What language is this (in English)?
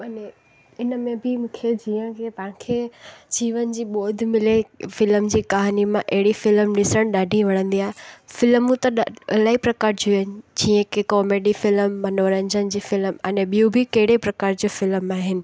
Sindhi